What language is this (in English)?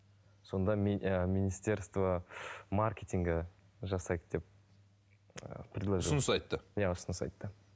Kazakh